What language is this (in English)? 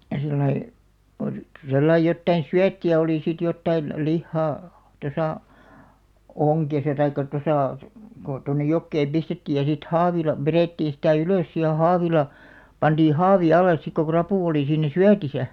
Finnish